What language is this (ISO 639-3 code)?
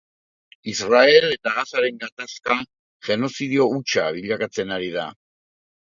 eus